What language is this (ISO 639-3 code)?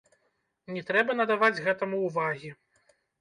bel